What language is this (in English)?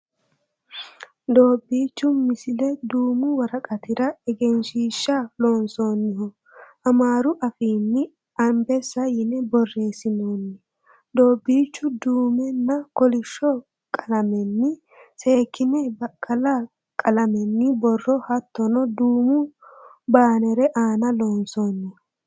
Sidamo